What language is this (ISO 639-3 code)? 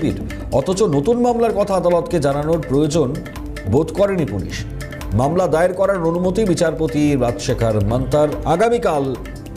tur